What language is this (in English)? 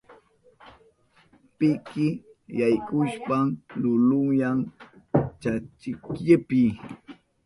Southern Pastaza Quechua